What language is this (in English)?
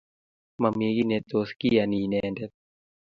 Kalenjin